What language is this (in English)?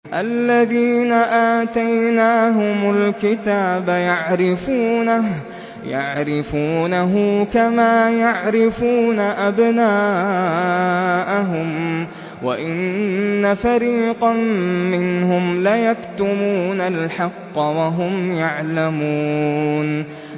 Arabic